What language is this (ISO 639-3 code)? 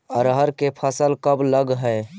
mag